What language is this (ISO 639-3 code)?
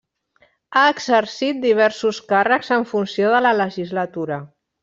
cat